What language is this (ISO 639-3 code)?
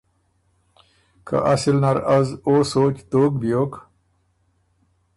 oru